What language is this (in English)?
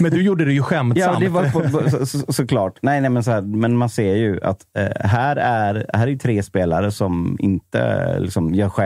Swedish